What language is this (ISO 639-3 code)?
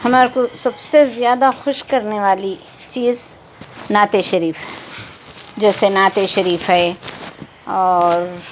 urd